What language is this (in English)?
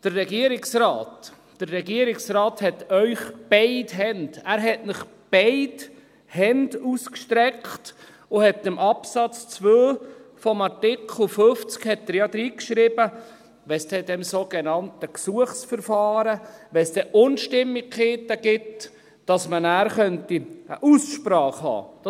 Swiss German